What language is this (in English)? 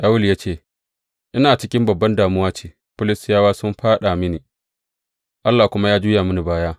Hausa